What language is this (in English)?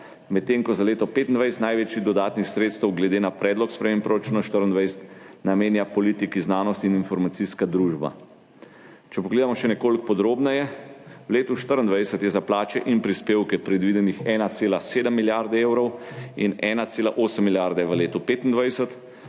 Slovenian